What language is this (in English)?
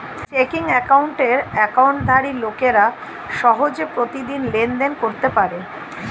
Bangla